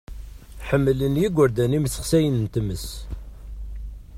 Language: Kabyle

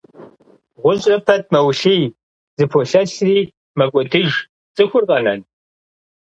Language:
Kabardian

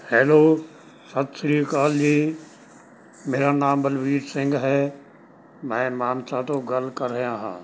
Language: Punjabi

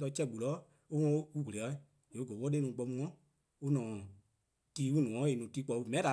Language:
Eastern Krahn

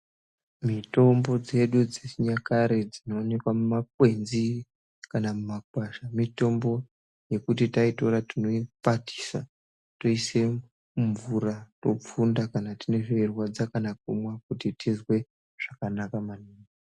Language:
Ndau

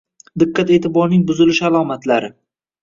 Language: Uzbek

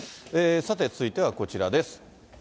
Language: Japanese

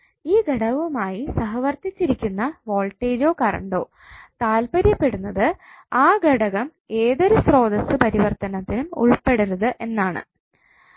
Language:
Malayalam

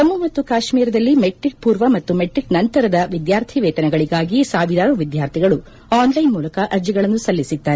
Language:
Kannada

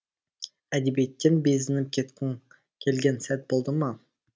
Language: Kazakh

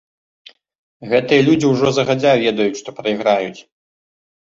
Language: Belarusian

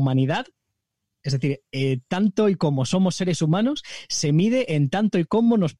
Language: Spanish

